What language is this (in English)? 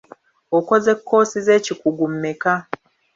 Ganda